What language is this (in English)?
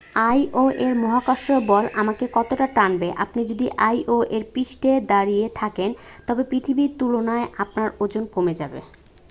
Bangla